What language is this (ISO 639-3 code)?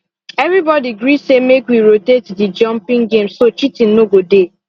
pcm